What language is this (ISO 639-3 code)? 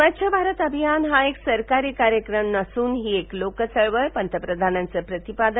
mar